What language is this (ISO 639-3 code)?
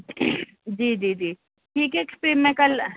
urd